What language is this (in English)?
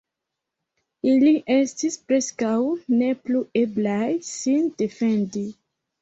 Esperanto